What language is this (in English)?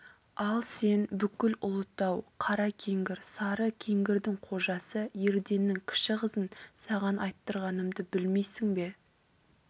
Kazakh